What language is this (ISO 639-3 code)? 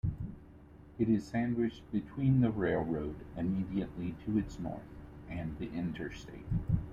eng